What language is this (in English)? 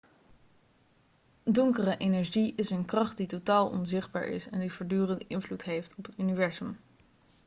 Dutch